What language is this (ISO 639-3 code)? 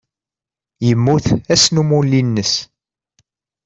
kab